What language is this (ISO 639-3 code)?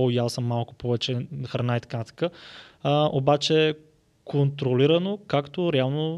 bul